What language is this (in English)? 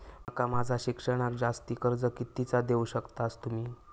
Marathi